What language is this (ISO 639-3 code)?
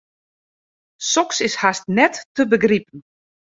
fry